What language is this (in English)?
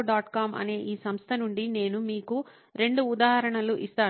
Telugu